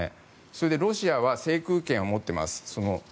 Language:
Japanese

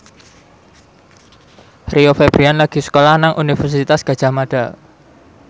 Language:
Javanese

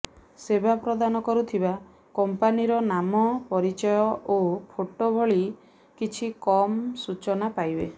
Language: Odia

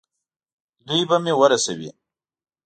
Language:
Pashto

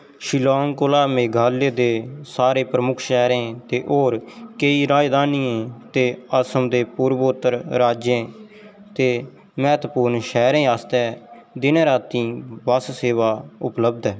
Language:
Dogri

